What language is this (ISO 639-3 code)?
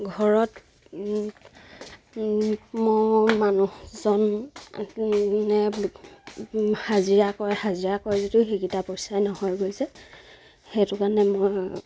asm